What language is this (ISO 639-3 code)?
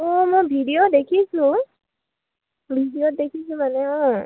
asm